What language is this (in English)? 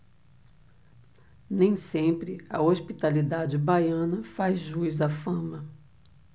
Portuguese